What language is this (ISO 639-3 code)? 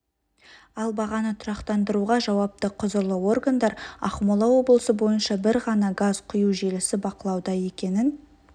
kaz